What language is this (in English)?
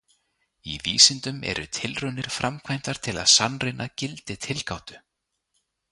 Icelandic